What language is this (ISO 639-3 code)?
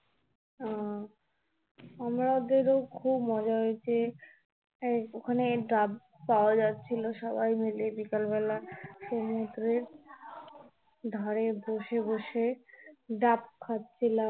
ben